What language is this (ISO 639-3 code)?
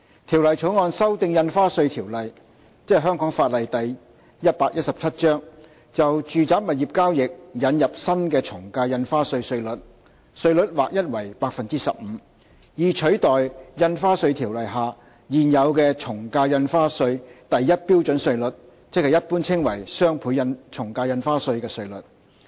yue